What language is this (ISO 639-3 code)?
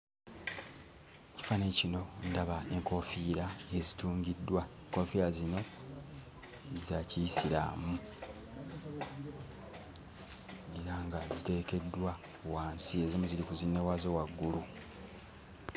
lug